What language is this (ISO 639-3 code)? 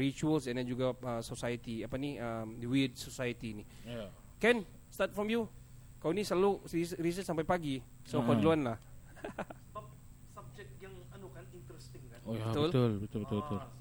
msa